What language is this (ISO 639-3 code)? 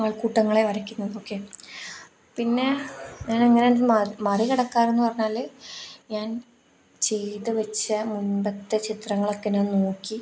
mal